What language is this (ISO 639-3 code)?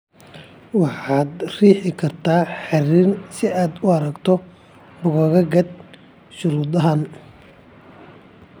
som